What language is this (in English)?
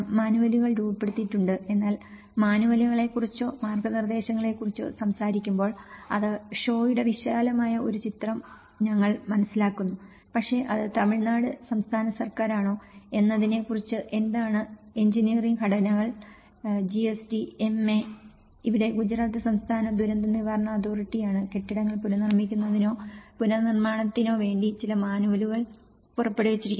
Malayalam